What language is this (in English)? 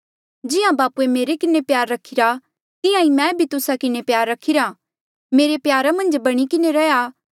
Mandeali